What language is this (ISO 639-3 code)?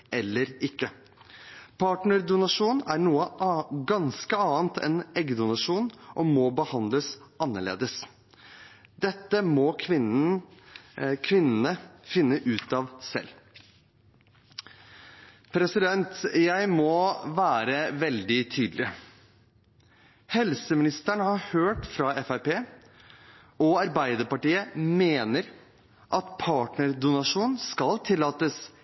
nob